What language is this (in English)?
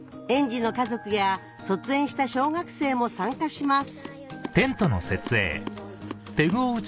Japanese